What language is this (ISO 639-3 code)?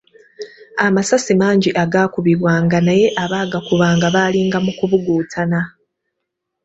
lug